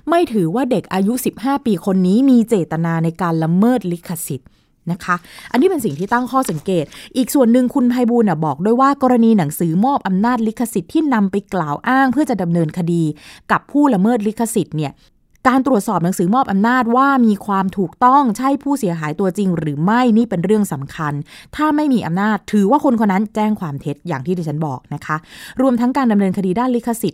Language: Thai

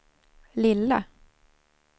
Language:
Swedish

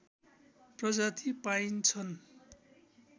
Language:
Nepali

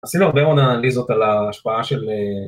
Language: Hebrew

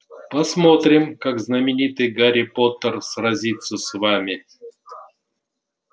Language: Russian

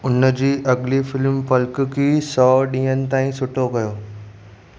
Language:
Sindhi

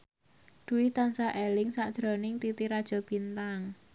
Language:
Javanese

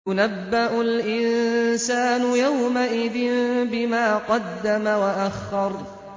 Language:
Arabic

